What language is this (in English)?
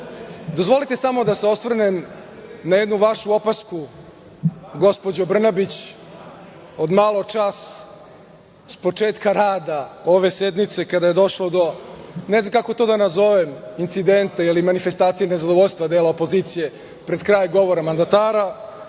Serbian